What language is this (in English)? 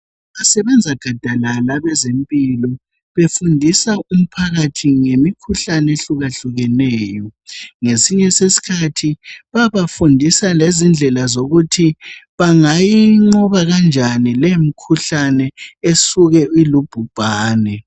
North Ndebele